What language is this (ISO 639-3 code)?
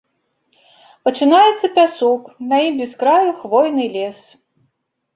bel